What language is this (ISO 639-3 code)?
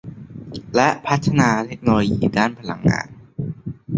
tha